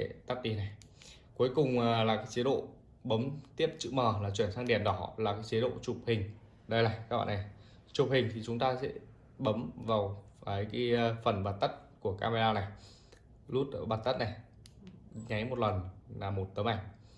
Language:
Vietnamese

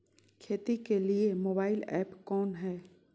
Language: Magahi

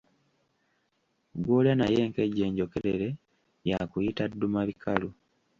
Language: Ganda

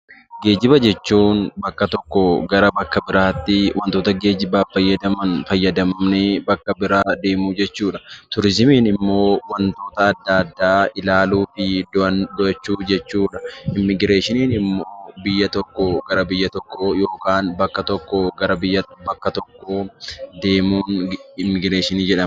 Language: Oromo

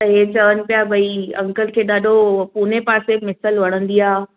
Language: Sindhi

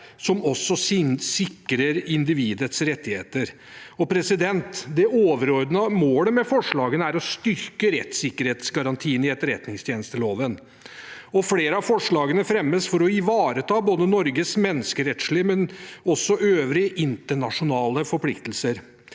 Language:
Norwegian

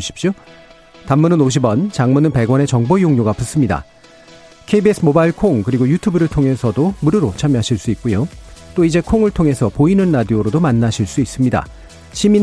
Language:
Korean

